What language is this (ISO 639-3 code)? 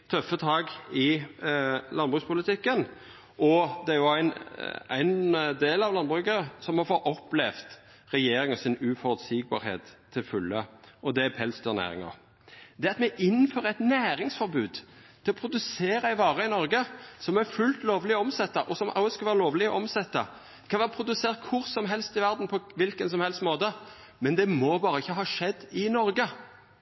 nno